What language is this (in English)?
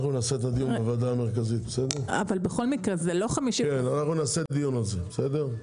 Hebrew